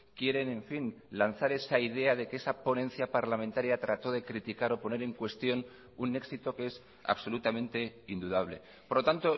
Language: Spanish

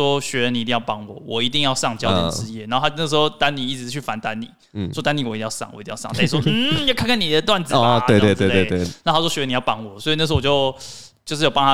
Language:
Chinese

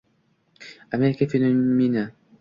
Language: Uzbek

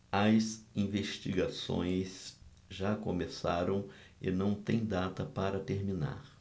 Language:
Portuguese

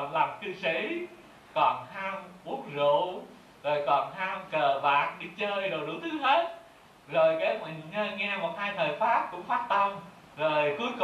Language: Vietnamese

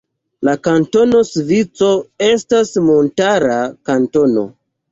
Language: Esperanto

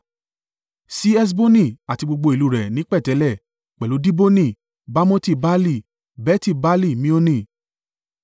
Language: Yoruba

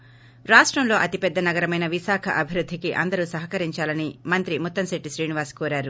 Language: Telugu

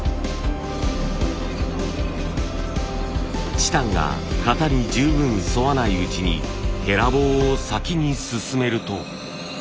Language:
Japanese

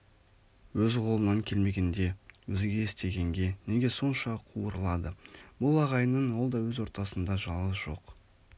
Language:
Kazakh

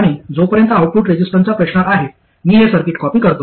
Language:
Marathi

